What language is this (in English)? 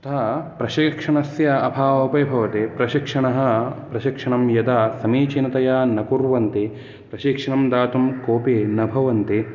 Sanskrit